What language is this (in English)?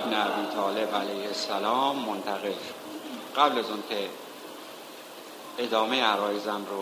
Persian